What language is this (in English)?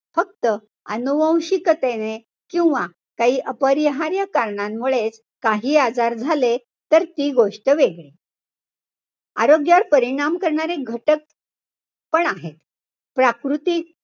Marathi